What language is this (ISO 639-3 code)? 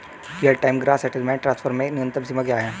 hin